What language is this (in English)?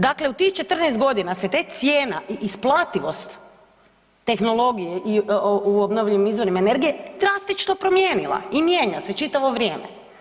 Croatian